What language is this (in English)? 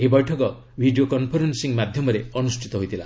Odia